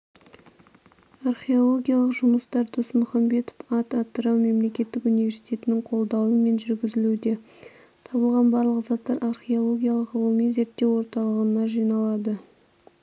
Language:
Kazakh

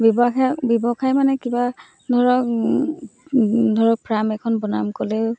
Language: Assamese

